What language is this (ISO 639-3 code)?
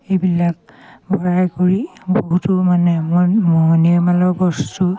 asm